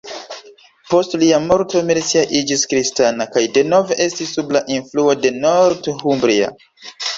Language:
Esperanto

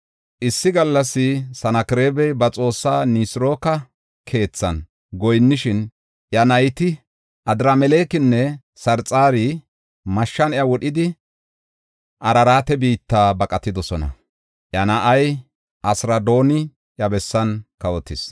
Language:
Gofa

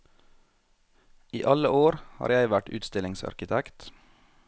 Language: Norwegian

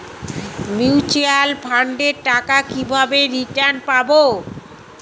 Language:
Bangla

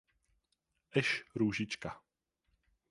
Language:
Czech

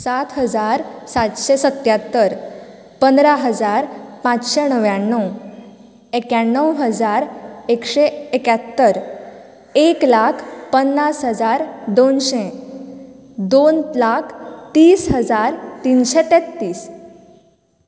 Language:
Konkani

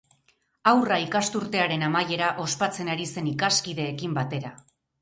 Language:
Basque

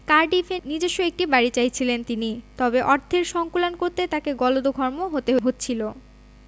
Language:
Bangla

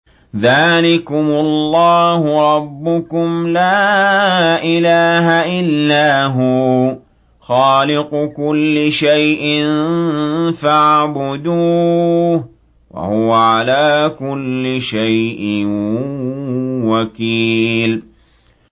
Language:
Arabic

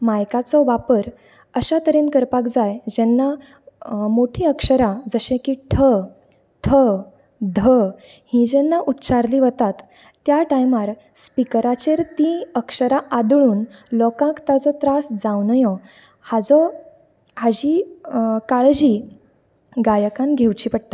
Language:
Konkani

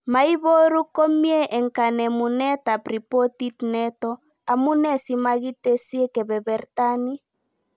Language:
Kalenjin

